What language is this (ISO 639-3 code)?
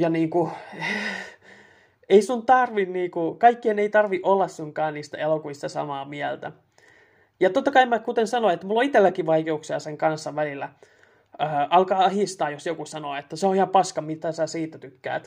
fin